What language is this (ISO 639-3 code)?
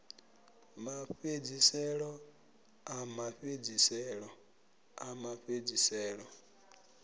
ven